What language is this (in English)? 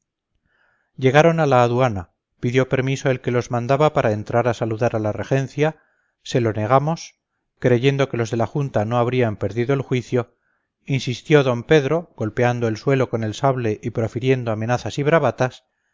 Spanish